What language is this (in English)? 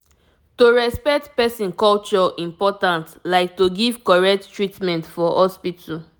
Nigerian Pidgin